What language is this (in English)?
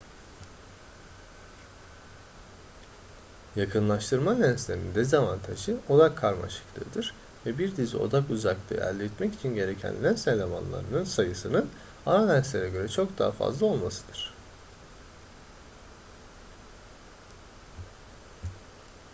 Turkish